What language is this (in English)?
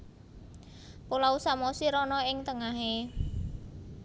Javanese